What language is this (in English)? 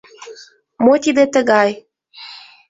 Mari